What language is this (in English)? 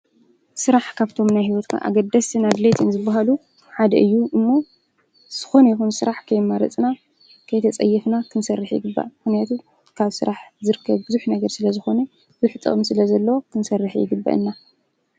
Tigrinya